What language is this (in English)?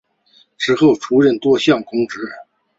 Chinese